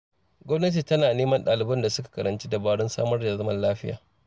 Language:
Hausa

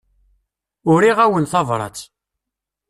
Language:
Kabyle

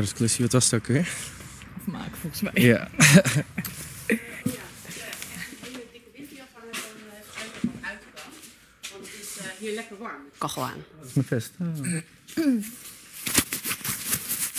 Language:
Dutch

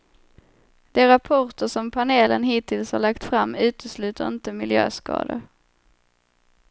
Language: Swedish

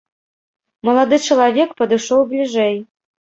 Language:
Belarusian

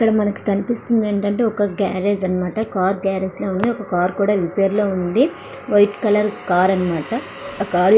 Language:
Telugu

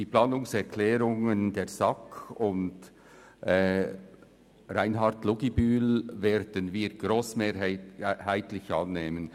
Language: Swiss German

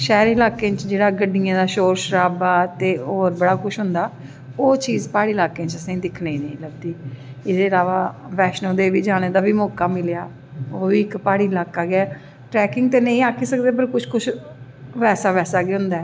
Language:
Dogri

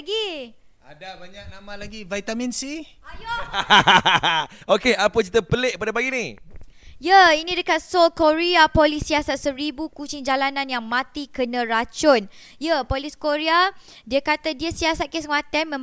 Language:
Malay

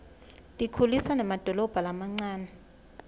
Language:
Swati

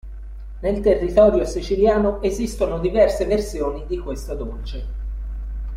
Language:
Italian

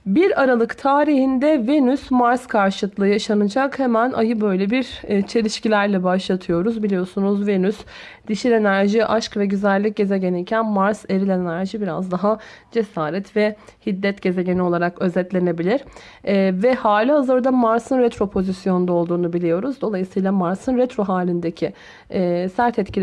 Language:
Turkish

